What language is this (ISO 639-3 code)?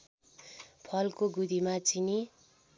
nep